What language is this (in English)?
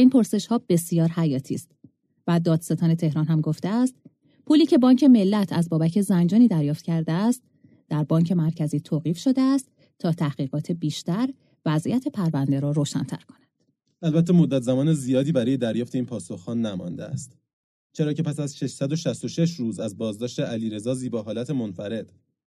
Persian